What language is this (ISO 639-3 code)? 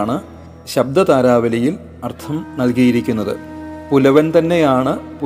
mal